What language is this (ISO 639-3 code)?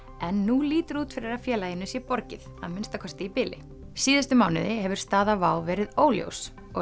isl